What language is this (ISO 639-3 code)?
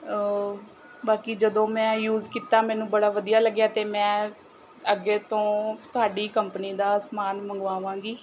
pan